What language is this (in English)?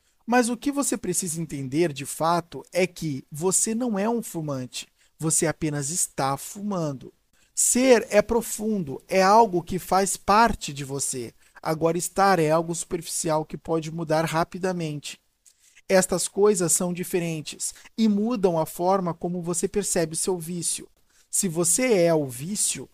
Portuguese